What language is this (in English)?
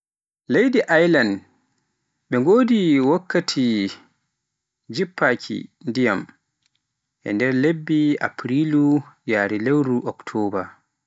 Pular